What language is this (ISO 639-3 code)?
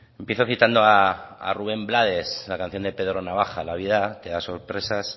spa